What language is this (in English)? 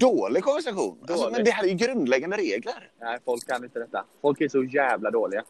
Swedish